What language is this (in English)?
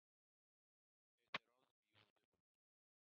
Persian